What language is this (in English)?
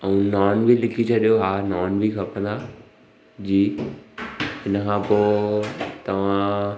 Sindhi